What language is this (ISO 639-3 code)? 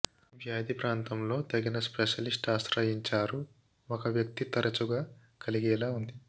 tel